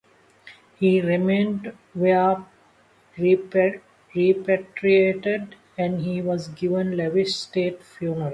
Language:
English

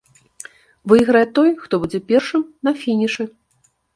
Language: Belarusian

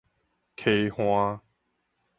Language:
Min Nan Chinese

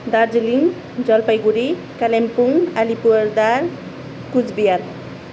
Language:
Nepali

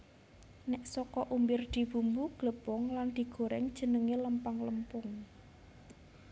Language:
Javanese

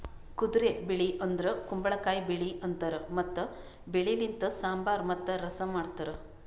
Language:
Kannada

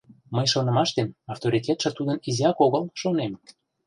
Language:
Mari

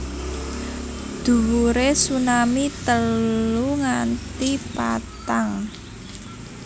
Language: Javanese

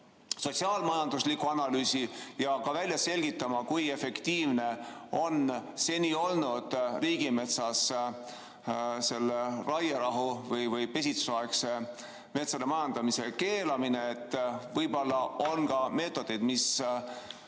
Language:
Estonian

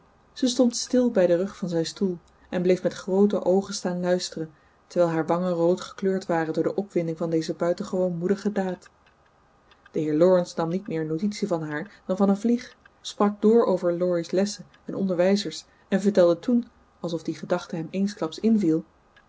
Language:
Dutch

